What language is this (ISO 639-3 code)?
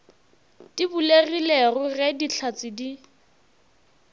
nso